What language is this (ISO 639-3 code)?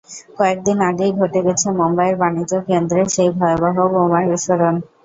ben